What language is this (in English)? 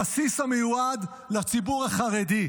Hebrew